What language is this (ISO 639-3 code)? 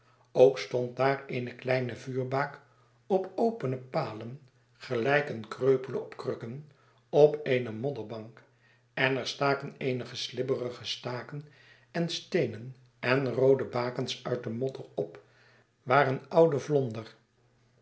nld